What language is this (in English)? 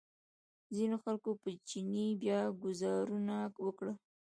Pashto